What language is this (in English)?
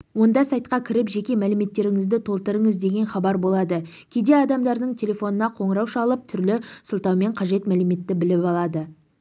Kazakh